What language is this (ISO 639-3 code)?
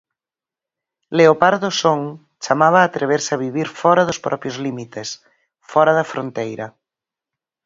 glg